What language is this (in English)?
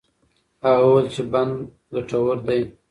Pashto